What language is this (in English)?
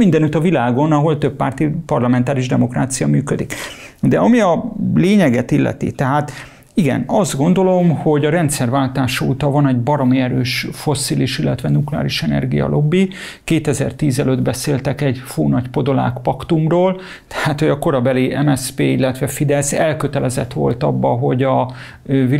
Hungarian